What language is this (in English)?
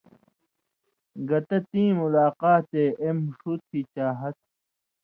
Indus Kohistani